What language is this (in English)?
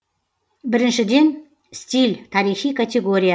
Kazakh